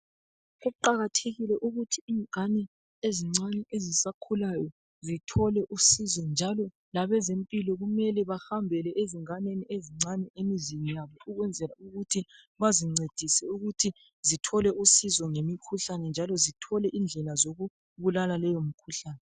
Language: North Ndebele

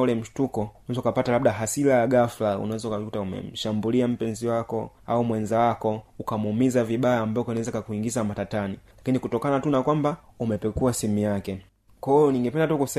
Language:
Swahili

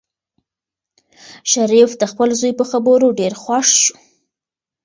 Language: Pashto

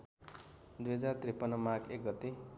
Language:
Nepali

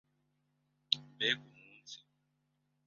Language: Kinyarwanda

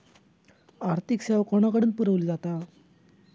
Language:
Marathi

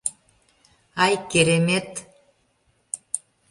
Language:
Mari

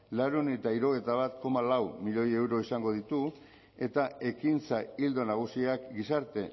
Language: Basque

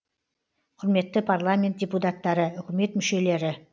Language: Kazakh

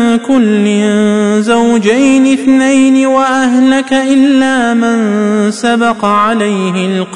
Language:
Arabic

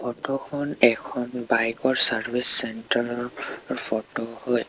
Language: Assamese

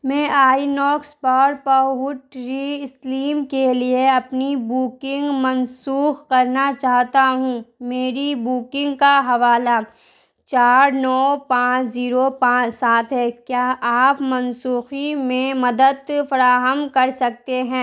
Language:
Urdu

